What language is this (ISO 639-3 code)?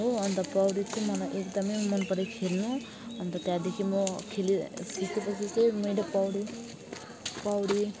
nep